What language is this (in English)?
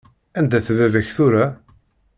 Kabyle